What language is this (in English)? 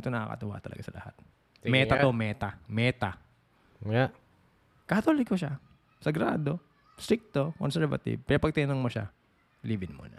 Filipino